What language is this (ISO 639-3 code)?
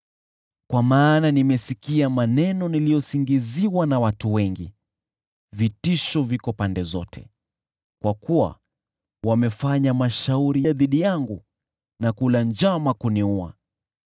swa